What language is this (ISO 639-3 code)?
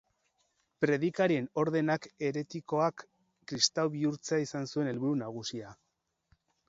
eus